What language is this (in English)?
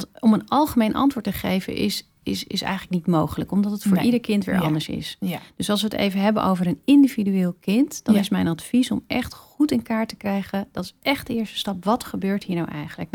Dutch